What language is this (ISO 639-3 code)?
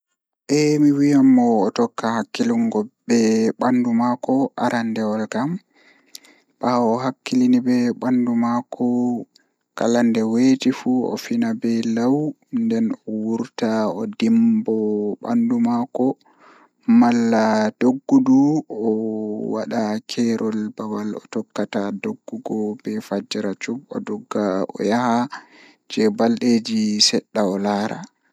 ful